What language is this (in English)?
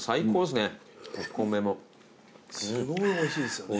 Japanese